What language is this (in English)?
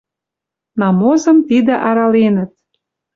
Western Mari